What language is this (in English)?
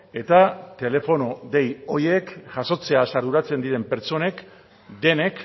Basque